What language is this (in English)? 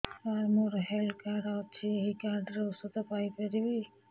Odia